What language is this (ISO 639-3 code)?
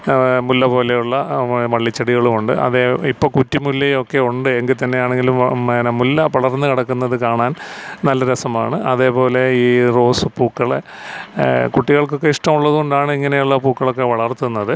mal